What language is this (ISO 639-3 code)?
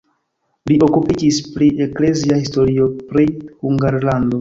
epo